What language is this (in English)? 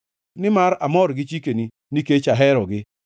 Luo (Kenya and Tanzania)